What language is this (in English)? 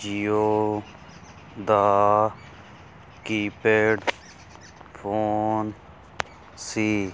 Punjabi